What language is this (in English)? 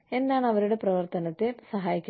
Malayalam